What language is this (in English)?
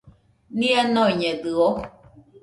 Nüpode Huitoto